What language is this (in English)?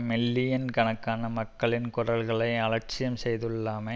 Tamil